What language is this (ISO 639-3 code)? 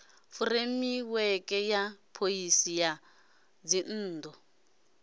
ven